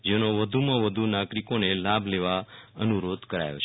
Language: Gujarati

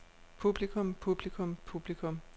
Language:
Danish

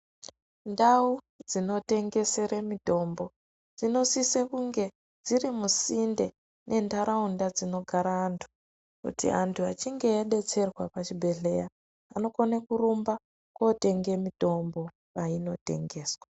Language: Ndau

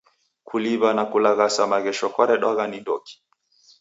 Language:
Taita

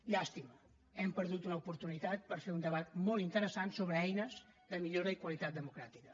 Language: Catalan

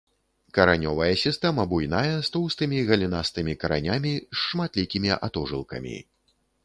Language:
Belarusian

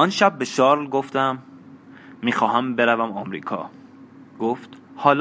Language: Persian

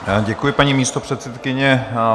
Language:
Czech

